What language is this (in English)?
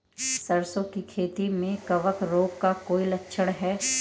Hindi